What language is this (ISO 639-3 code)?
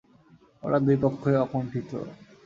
ben